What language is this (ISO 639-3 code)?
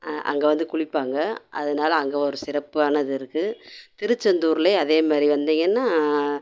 tam